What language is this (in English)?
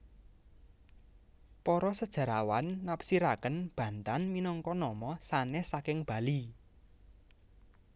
Javanese